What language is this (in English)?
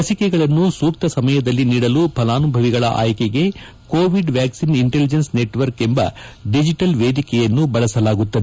Kannada